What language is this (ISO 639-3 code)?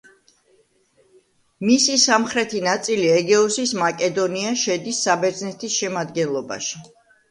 kat